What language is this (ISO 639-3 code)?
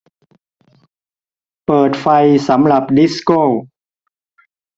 tha